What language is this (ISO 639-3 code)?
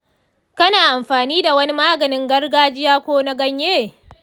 hau